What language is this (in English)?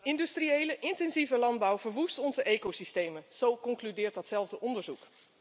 Dutch